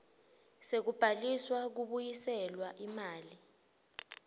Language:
Swati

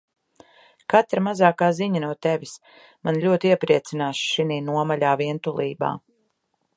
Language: Latvian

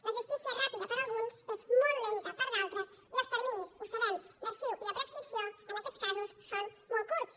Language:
Catalan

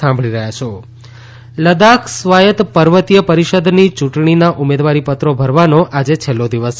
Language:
Gujarati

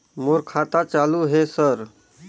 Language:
Chhattisgarhi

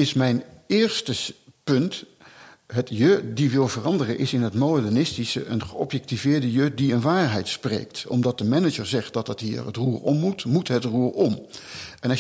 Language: Dutch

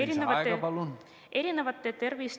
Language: Estonian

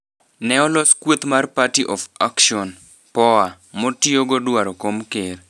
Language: Luo (Kenya and Tanzania)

